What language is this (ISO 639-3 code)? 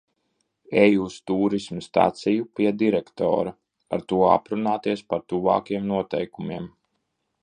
lav